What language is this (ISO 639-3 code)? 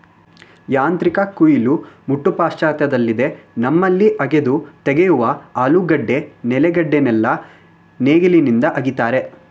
kan